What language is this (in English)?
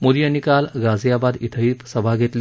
Marathi